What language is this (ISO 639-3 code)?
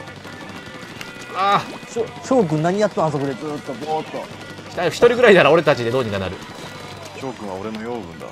jpn